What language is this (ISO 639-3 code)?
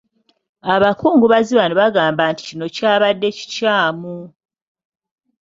lug